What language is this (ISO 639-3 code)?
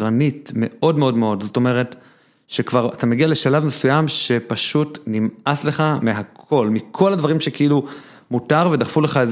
heb